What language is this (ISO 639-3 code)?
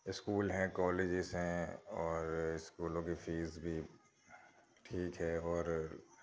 urd